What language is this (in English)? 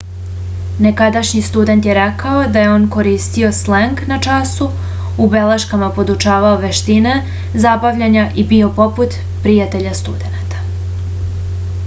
Serbian